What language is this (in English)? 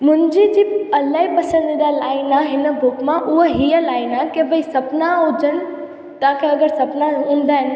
Sindhi